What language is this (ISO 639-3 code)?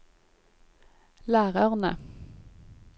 nor